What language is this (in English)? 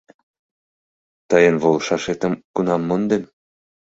Mari